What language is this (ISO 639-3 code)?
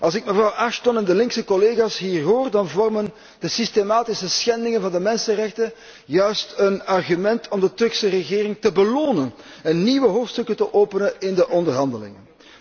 nld